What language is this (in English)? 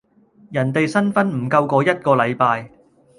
Cantonese